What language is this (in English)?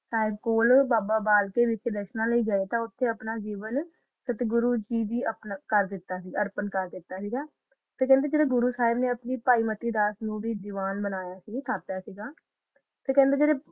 Punjabi